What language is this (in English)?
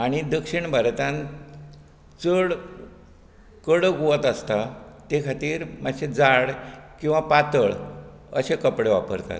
Konkani